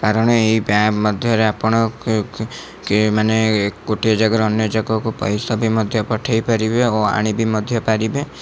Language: Odia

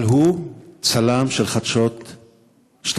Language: Hebrew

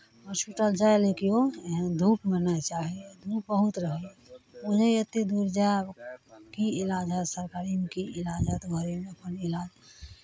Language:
Maithili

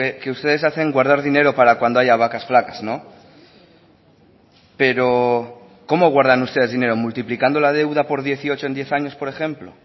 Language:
Spanish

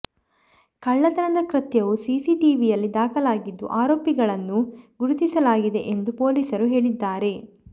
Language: Kannada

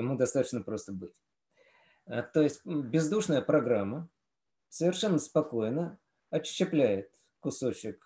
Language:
Russian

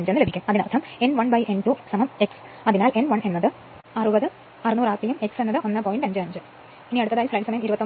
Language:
Malayalam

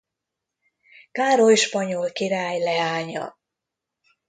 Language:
Hungarian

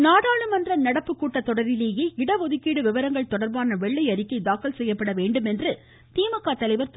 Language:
Tamil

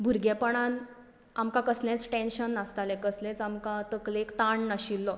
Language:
Konkani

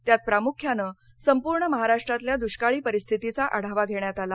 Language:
Marathi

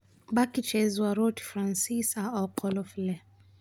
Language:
Somali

